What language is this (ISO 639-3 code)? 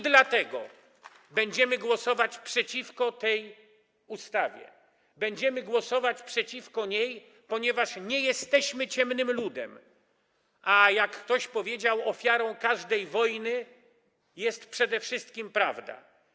pol